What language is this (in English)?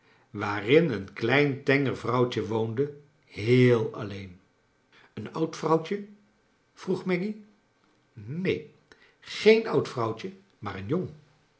Dutch